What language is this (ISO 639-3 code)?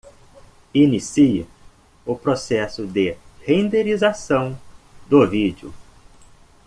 por